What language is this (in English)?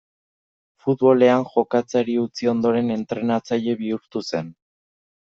Basque